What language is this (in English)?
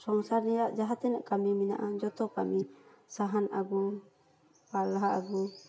Santali